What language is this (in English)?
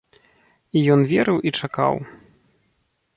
Belarusian